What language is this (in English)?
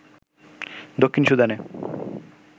Bangla